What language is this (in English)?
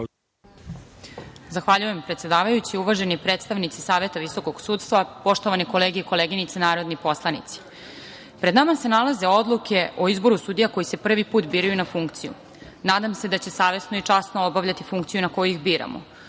Serbian